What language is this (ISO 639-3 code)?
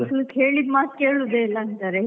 kan